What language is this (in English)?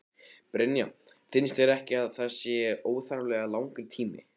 Icelandic